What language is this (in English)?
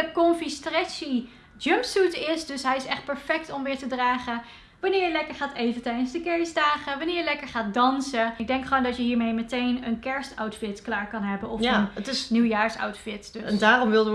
Dutch